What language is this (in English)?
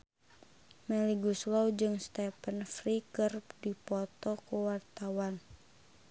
Sundanese